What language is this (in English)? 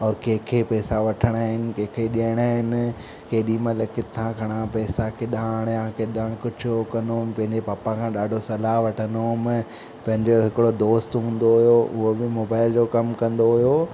Sindhi